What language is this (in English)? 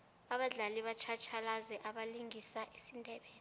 South Ndebele